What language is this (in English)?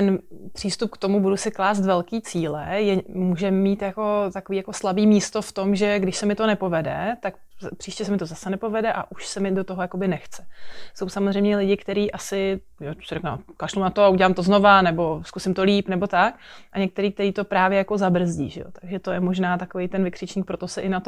Czech